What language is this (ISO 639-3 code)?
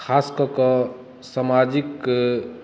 mai